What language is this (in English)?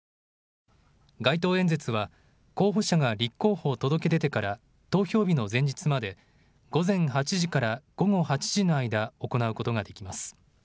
Japanese